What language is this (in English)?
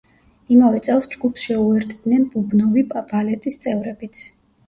Georgian